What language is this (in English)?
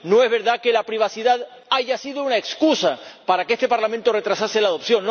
Spanish